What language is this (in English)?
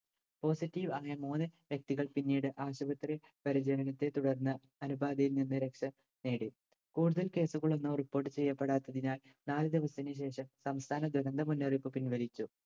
Malayalam